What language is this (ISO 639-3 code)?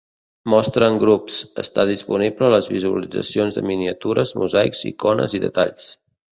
cat